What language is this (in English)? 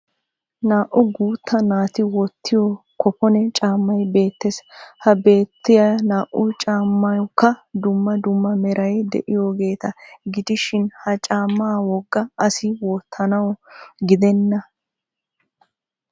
Wolaytta